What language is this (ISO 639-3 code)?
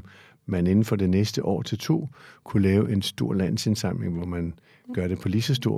dan